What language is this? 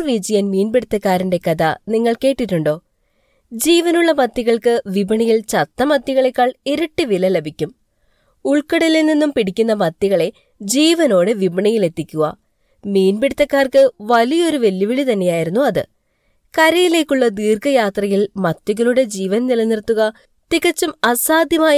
Malayalam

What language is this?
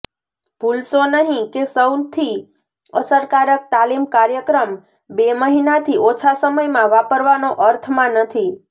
Gujarati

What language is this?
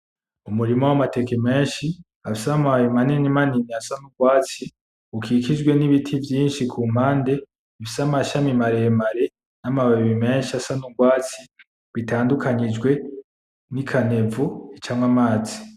Rundi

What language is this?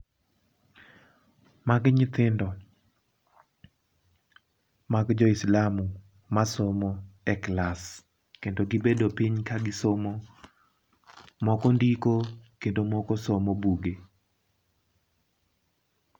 Luo (Kenya and Tanzania)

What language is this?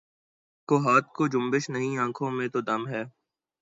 Urdu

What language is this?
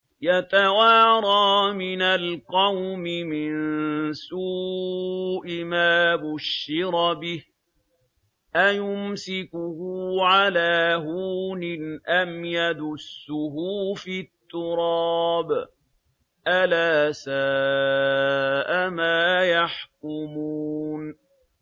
Arabic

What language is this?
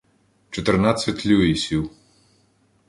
Ukrainian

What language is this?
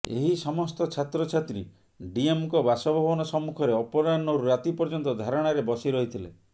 Odia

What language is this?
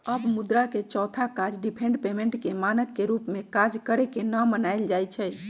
Magahi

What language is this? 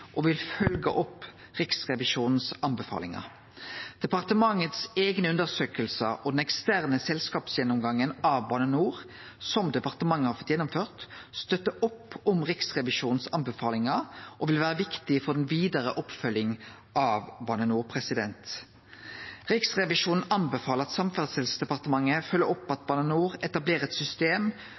Norwegian Nynorsk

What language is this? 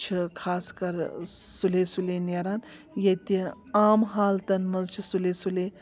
Kashmiri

